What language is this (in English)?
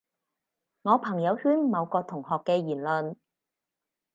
Cantonese